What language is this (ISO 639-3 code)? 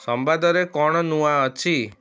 ori